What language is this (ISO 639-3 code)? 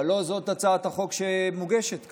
heb